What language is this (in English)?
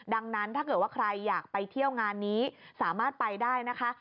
Thai